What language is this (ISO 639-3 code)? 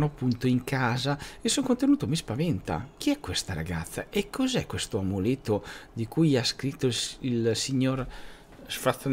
ita